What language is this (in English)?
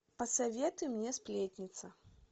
Russian